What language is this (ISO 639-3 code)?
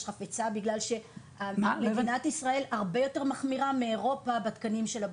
heb